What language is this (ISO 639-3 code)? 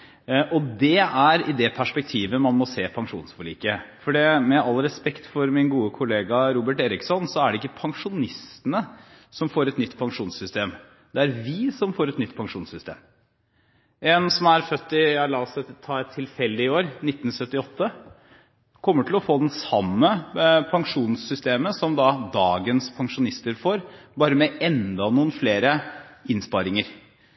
nob